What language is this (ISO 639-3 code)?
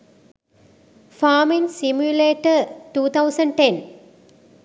sin